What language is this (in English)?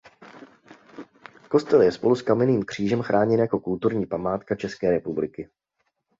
Czech